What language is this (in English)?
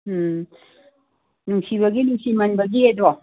Manipuri